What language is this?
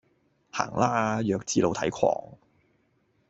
Cantonese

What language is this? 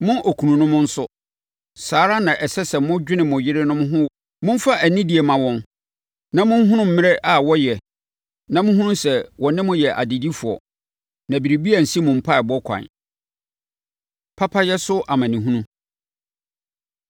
Akan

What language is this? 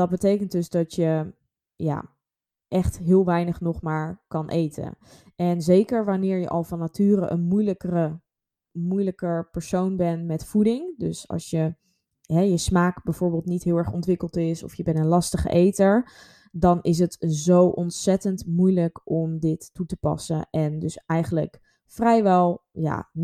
Dutch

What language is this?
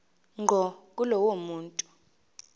Zulu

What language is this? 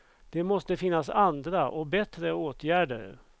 Swedish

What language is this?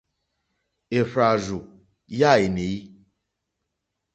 Mokpwe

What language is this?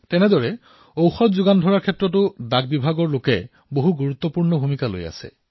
Assamese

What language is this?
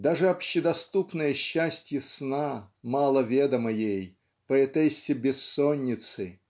Russian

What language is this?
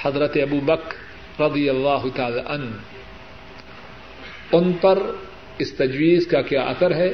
Urdu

